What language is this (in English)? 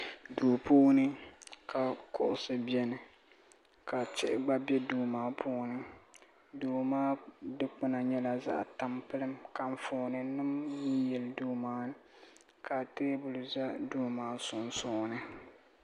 Dagbani